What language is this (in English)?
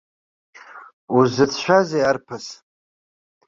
Abkhazian